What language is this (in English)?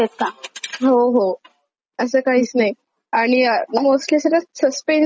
Marathi